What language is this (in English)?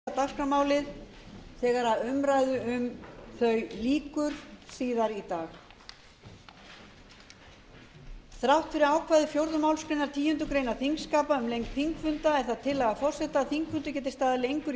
Icelandic